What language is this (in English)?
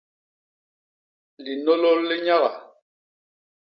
Basaa